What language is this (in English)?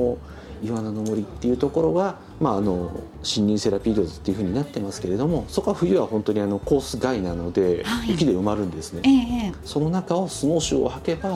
Japanese